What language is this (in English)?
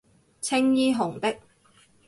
Cantonese